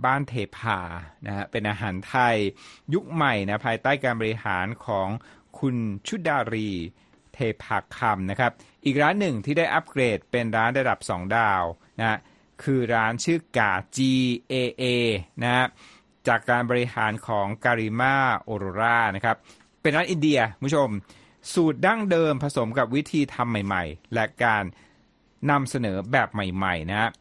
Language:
Thai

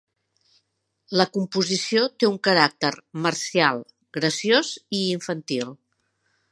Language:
Catalan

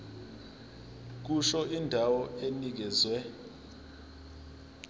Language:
Zulu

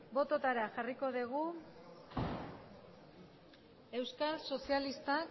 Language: Basque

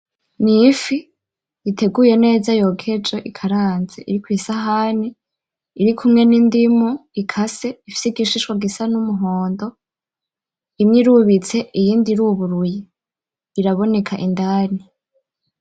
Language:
Rundi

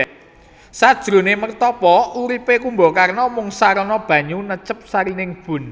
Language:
Javanese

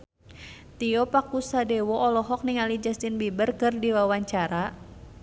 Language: Sundanese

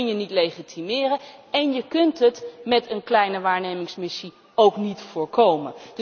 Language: Dutch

